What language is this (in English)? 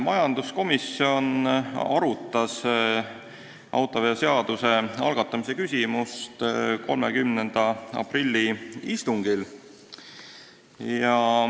Estonian